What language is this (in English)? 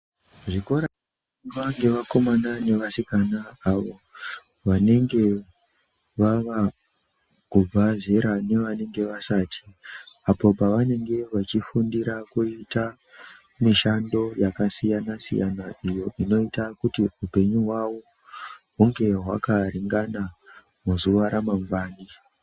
Ndau